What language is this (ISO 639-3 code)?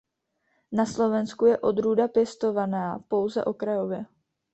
ces